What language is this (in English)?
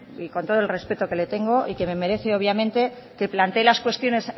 Spanish